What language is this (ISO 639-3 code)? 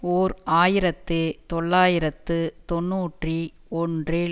tam